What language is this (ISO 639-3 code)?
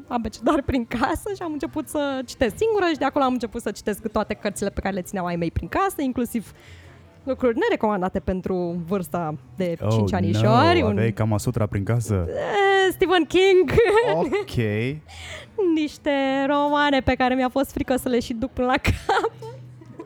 ron